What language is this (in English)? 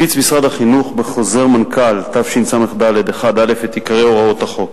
Hebrew